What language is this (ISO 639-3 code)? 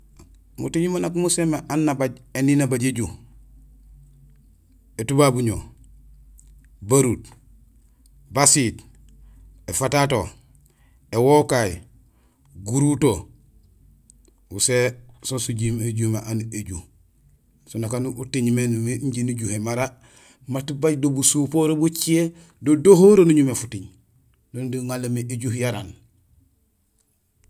gsl